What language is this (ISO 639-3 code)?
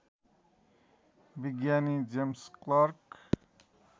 nep